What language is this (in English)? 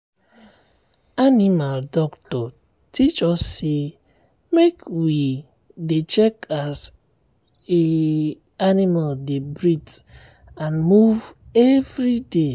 Nigerian Pidgin